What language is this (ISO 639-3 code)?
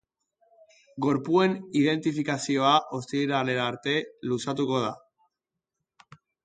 eus